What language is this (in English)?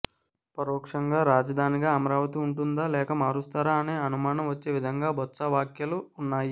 Telugu